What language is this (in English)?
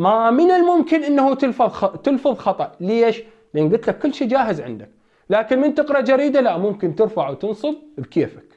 Arabic